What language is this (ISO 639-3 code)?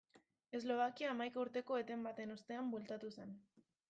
eus